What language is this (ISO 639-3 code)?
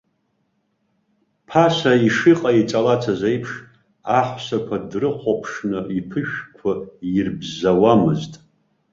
abk